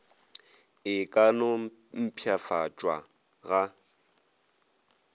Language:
Northern Sotho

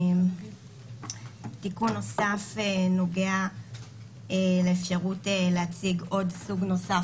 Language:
Hebrew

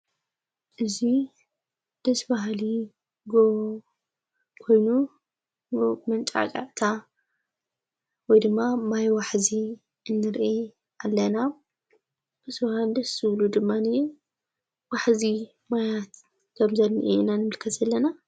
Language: Tigrinya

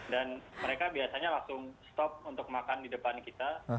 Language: Indonesian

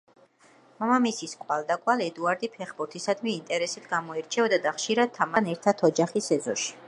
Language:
Georgian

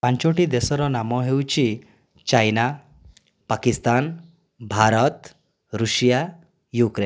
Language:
Odia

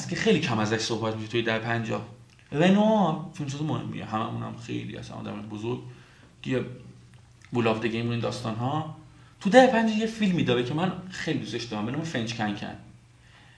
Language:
Persian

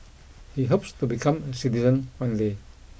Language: English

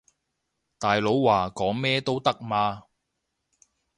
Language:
Cantonese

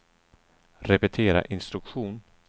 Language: Swedish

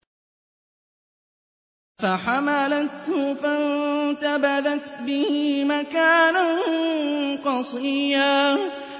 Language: Arabic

